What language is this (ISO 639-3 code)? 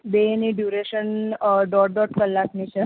guj